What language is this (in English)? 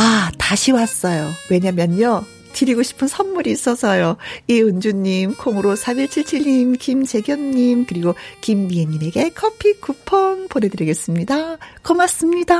Korean